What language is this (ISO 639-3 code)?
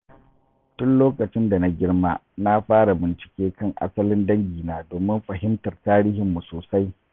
hau